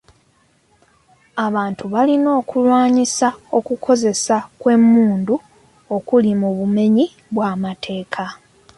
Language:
Ganda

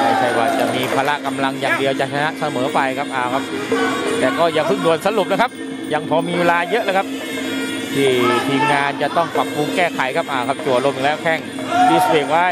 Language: Thai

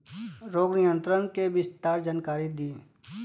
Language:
Bhojpuri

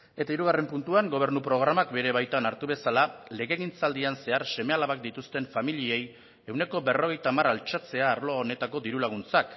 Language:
Basque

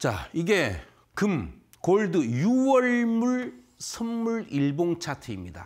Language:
Korean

